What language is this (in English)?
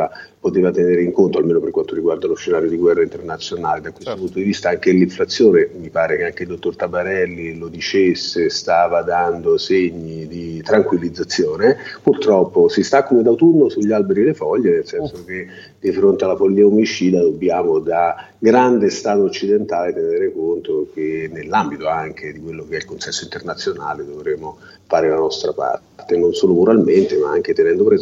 Italian